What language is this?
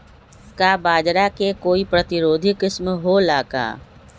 Magahi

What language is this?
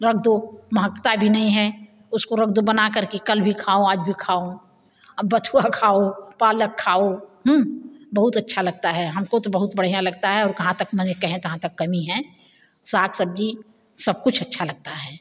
Hindi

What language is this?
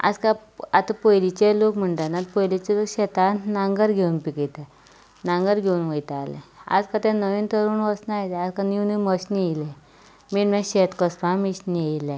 Konkani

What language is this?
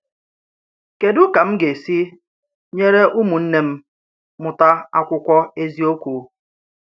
Igbo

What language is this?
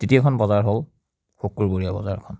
Assamese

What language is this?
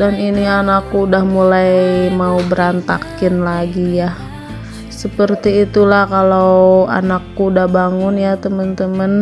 Indonesian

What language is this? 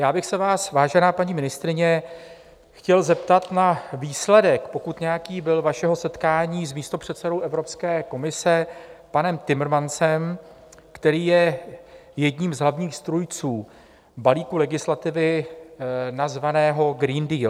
Czech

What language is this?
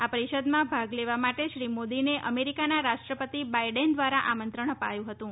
Gujarati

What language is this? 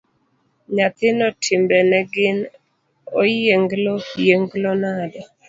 Luo (Kenya and Tanzania)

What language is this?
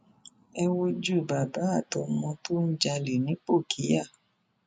Yoruba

